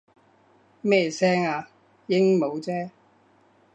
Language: Cantonese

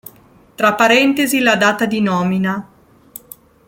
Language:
Italian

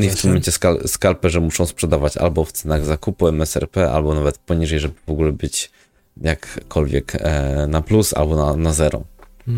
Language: Polish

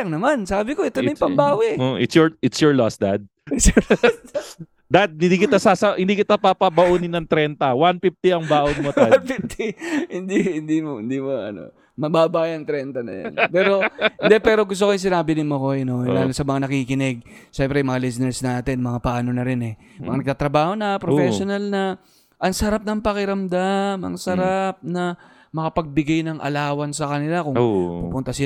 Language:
Filipino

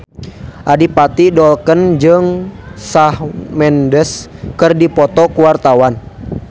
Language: Sundanese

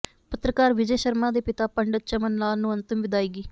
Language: Punjabi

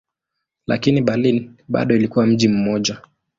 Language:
Swahili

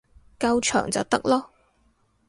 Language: Cantonese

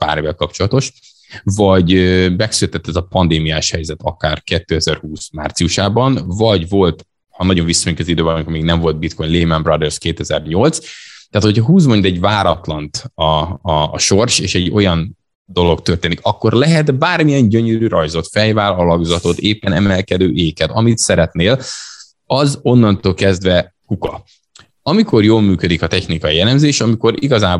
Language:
Hungarian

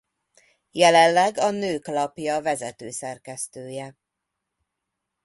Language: Hungarian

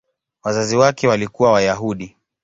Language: Swahili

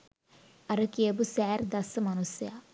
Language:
Sinhala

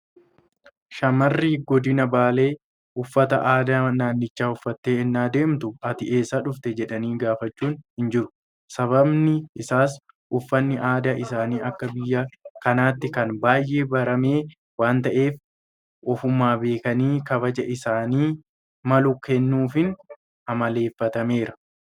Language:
Oromo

